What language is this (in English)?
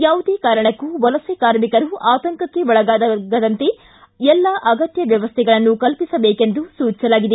Kannada